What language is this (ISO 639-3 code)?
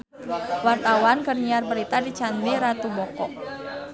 sun